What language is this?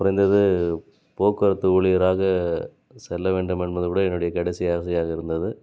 Tamil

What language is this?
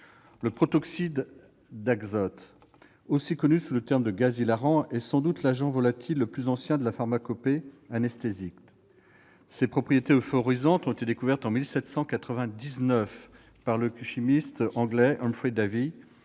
French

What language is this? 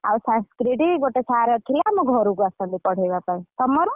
Odia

